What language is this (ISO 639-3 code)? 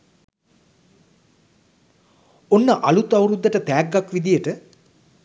sin